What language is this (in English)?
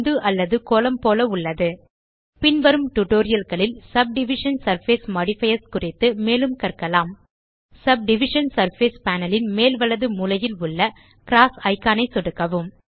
Tamil